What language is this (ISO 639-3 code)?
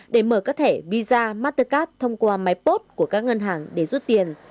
vie